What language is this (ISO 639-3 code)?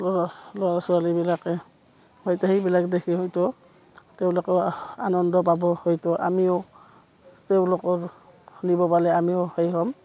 asm